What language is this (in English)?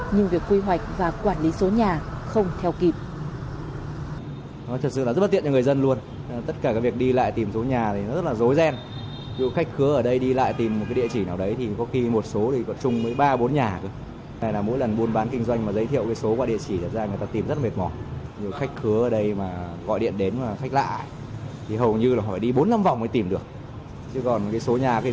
Vietnamese